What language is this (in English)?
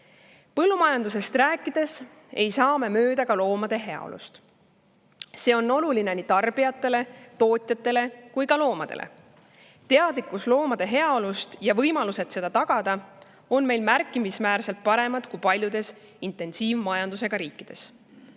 Estonian